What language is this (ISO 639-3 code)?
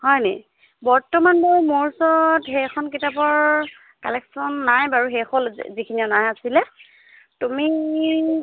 asm